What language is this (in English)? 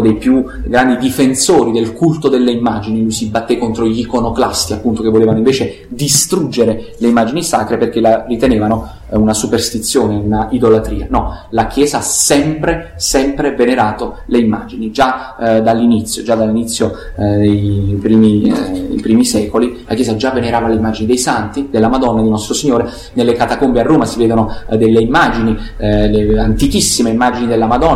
Italian